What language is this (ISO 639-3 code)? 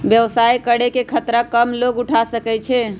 mag